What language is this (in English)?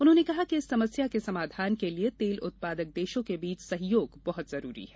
Hindi